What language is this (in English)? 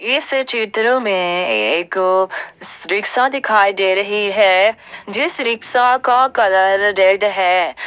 Hindi